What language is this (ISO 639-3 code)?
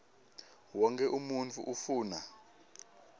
ssw